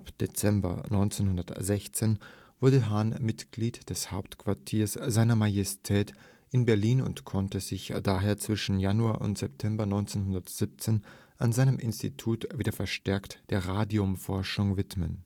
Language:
German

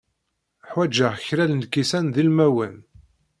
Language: Kabyle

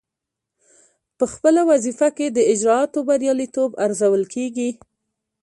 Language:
Pashto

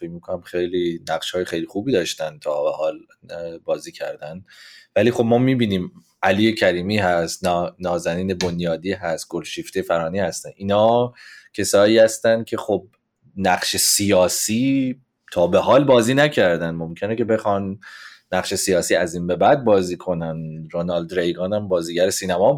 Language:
Persian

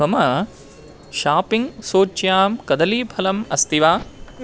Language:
Sanskrit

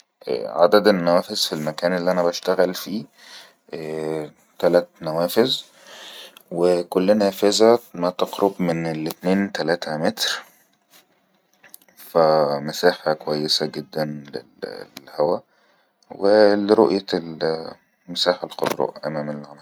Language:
Egyptian Arabic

